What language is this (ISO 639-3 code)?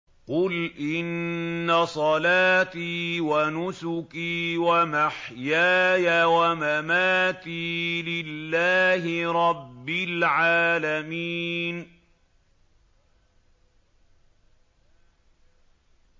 ara